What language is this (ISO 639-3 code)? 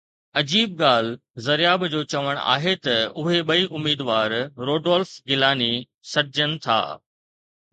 snd